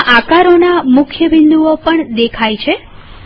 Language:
Gujarati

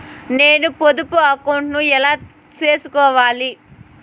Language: Telugu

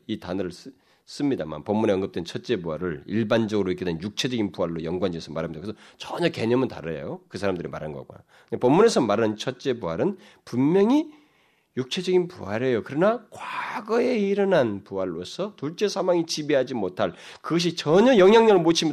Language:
Korean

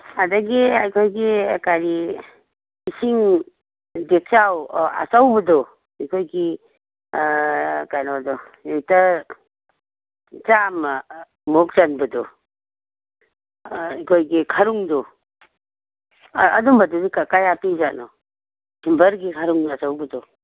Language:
Manipuri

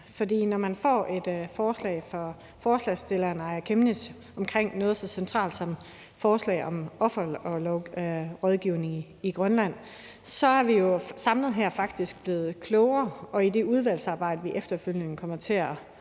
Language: Danish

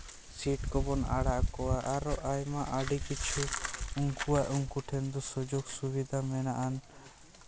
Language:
Santali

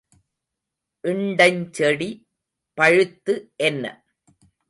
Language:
Tamil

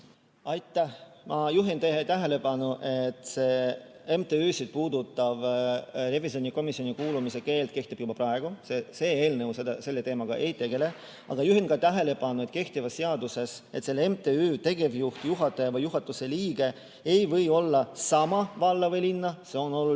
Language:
Estonian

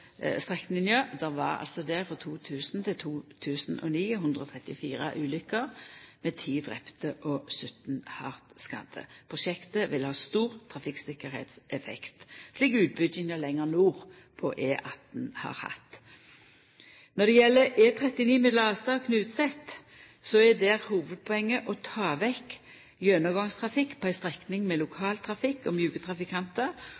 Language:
Norwegian Nynorsk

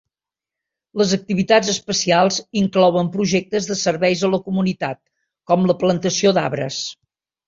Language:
Catalan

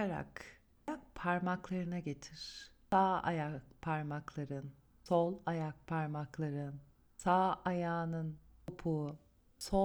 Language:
Turkish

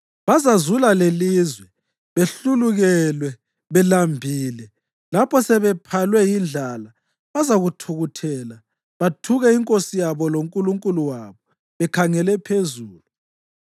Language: North Ndebele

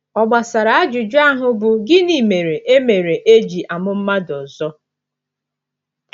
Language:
Igbo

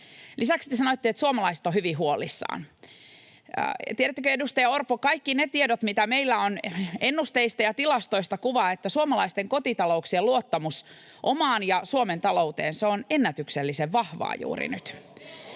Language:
Finnish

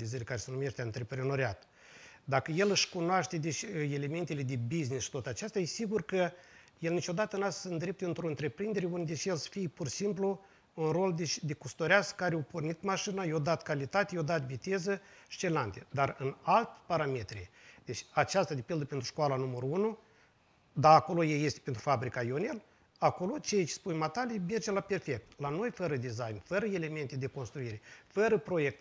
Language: Romanian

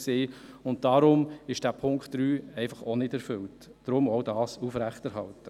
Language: Swiss German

